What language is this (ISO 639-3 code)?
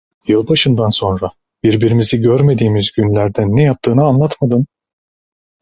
tur